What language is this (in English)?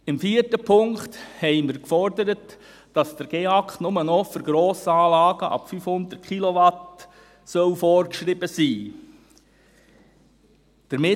Swiss German